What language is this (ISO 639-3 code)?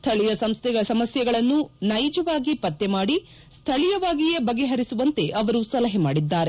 kan